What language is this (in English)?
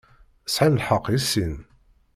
Kabyle